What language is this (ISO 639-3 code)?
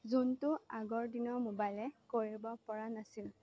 asm